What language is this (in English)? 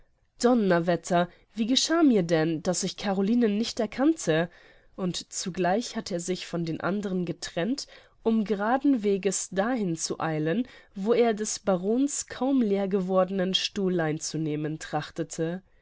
German